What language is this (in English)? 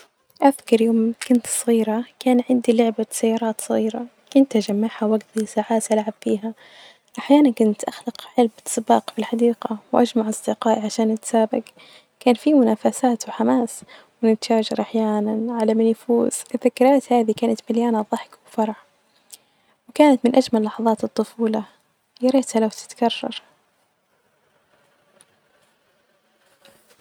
Najdi Arabic